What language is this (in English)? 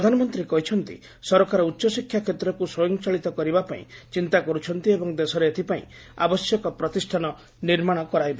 Odia